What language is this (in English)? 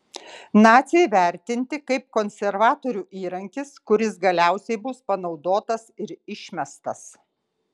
Lithuanian